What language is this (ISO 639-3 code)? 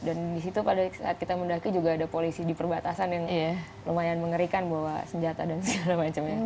ind